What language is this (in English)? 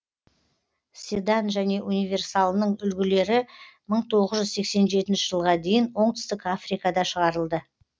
Kazakh